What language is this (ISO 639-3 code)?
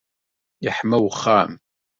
kab